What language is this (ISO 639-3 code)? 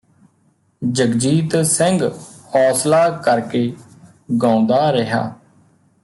pan